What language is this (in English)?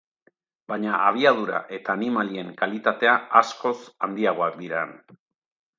Basque